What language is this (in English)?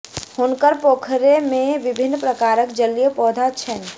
Maithili